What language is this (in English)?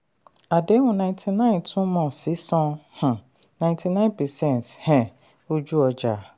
Yoruba